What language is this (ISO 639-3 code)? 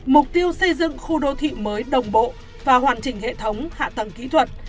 vie